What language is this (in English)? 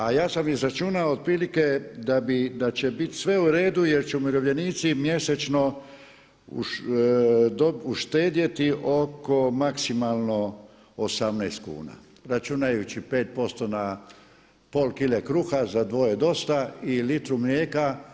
Croatian